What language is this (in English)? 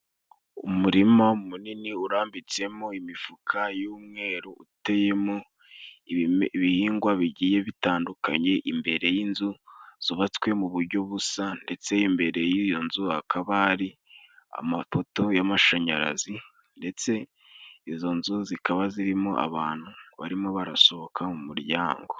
Kinyarwanda